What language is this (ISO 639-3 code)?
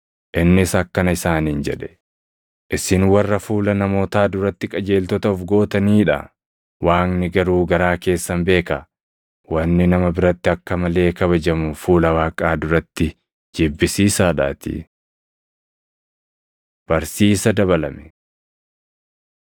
orm